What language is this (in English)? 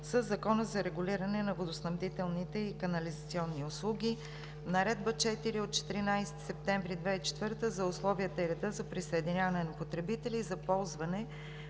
Bulgarian